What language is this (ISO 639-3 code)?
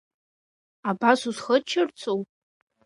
abk